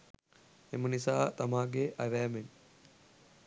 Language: Sinhala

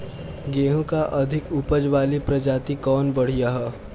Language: Bhojpuri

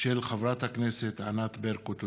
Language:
Hebrew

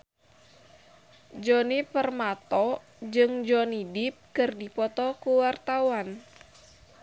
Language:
Sundanese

